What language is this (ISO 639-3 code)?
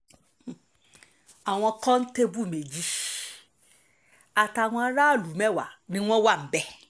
yor